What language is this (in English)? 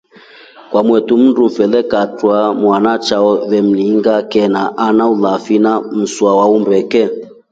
Rombo